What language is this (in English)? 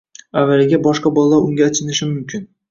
Uzbek